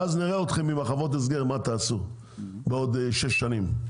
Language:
Hebrew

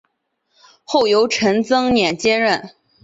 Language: Chinese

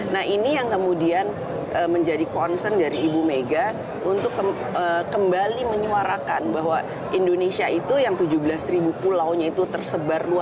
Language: Indonesian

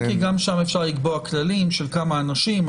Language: Hebrew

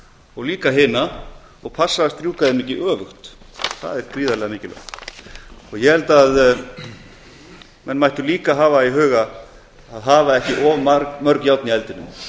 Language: Icelandic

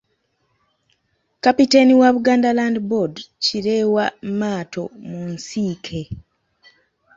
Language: Ganda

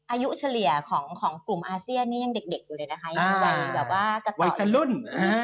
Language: Thai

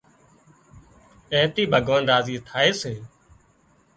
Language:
Wadiyara Koli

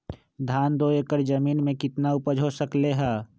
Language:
Magahi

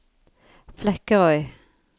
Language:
Norwegian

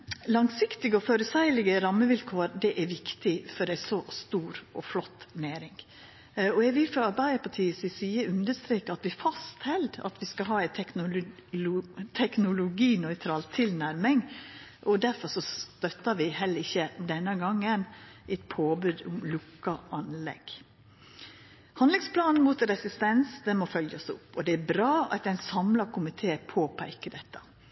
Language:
Norwegian Nynorsk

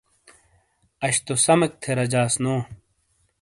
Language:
Shina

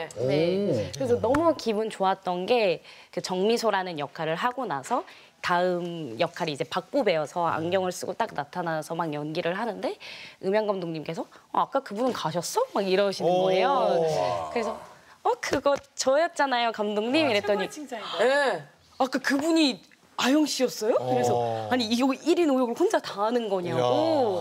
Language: Korean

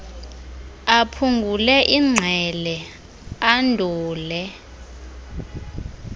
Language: Xhosa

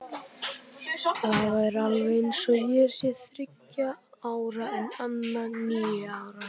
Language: Icelandic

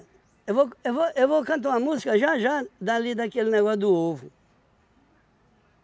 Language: Portuguese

